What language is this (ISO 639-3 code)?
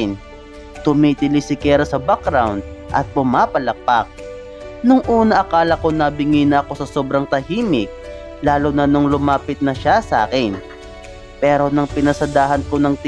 fil